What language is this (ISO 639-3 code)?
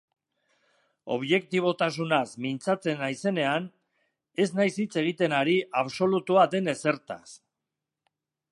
eus